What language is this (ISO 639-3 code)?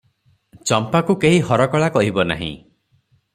ori